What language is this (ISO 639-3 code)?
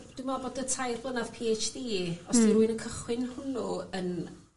cym